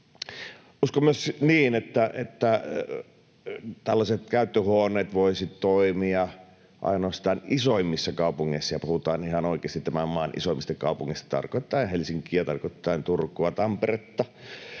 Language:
Finnish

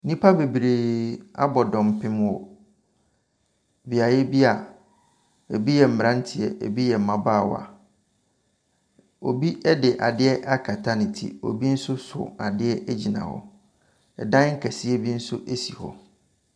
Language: Akan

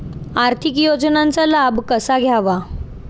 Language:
Marathi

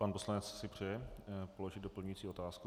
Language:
Czech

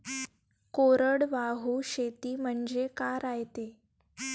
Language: Marathi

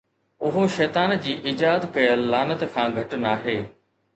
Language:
Sindhi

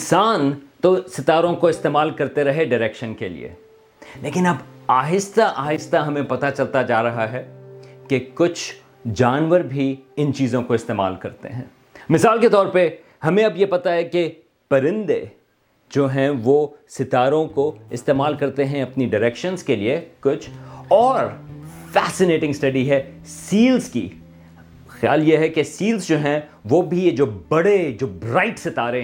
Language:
Urdu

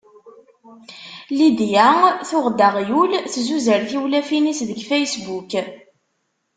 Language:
Kabyle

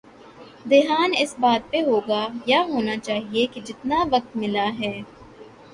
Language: Urdu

